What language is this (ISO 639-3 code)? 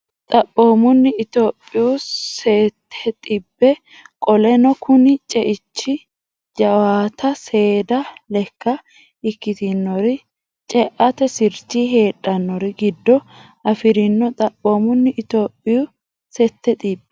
sid